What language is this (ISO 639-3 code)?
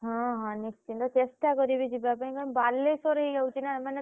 ori